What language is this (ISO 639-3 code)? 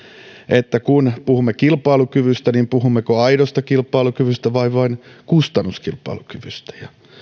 fin